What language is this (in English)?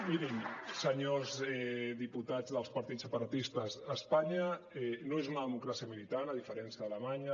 Catalan